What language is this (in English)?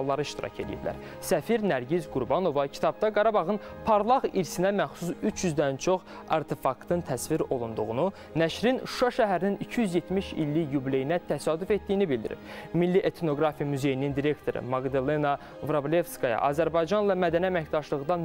Turkish